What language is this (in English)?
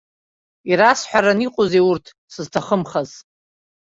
Abkhazian